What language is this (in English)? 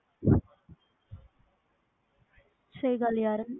Punjabi